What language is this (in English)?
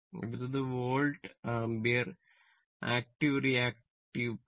Malayalam